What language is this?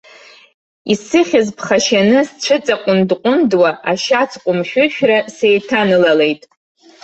Abkhazian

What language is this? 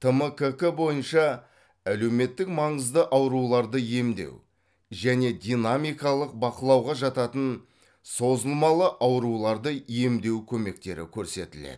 Kazakh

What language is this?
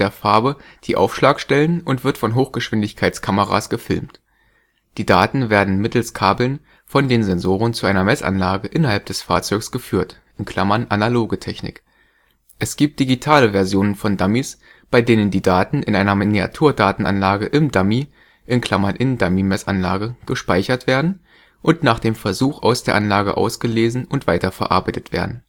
German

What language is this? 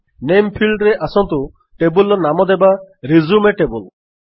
Odia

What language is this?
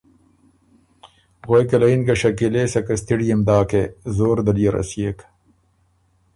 Ormuri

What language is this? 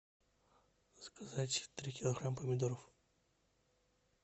Russian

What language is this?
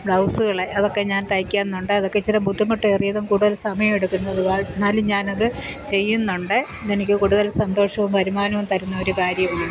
Malayalam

